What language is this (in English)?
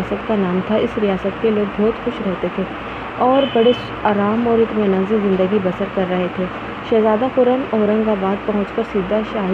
Urdu